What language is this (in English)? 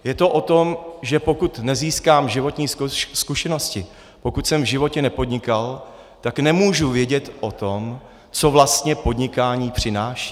Czech